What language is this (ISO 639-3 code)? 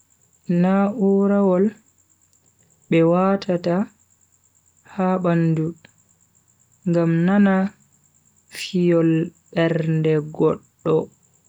fui